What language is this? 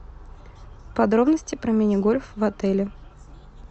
Russian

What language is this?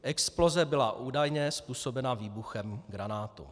Czech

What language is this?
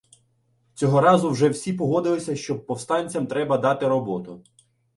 Ukrainian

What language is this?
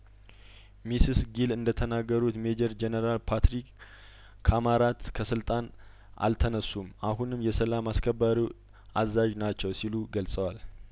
Amharic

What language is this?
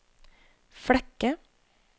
Norwegian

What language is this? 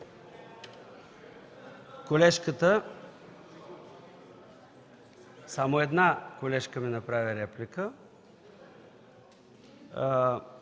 Bulgarian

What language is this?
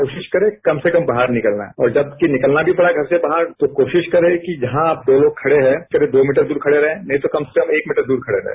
Hindi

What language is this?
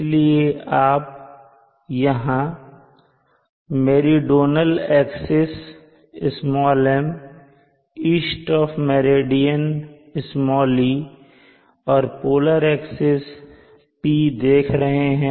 Hindi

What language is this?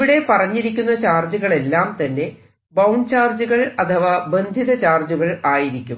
Malayalam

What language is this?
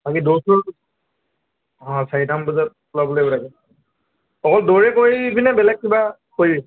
Assamese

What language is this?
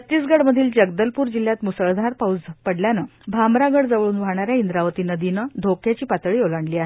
Marathi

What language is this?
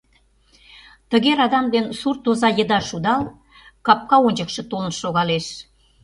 Mari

